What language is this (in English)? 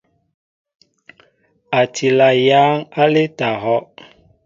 Mbo (Cameroon)